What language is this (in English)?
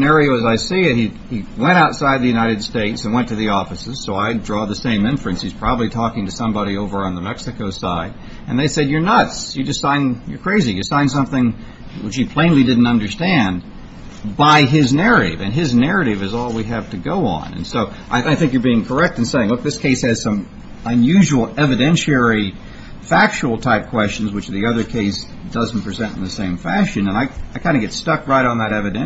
English